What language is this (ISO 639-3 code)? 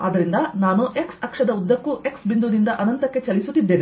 kan